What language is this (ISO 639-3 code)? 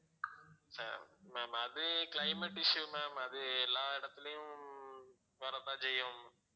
tam